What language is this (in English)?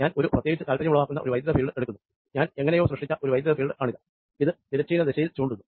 Malayalam